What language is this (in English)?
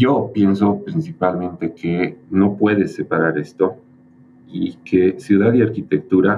Spanish